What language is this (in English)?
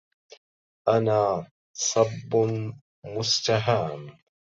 Arabic